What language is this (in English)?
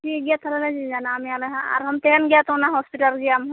Santali